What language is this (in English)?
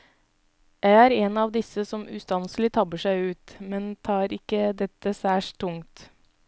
Norwegian